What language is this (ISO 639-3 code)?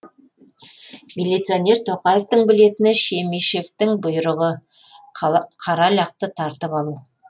kaz